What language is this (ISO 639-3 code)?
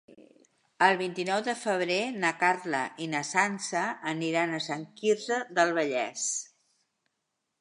cat